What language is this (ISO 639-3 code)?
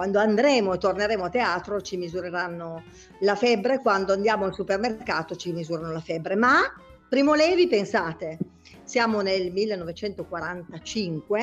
ita